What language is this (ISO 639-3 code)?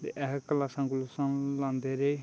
doi